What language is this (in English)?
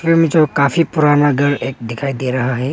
Hindi